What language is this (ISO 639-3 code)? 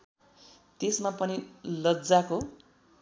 nep